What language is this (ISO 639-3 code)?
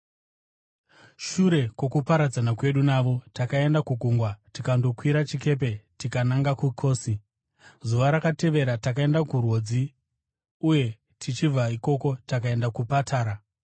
sna